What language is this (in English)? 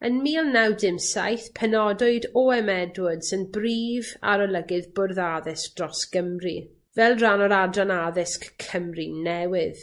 Welsh